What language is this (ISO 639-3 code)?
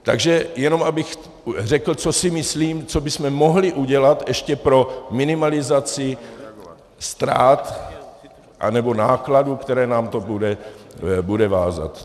ces